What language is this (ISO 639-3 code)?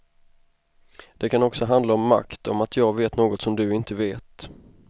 swe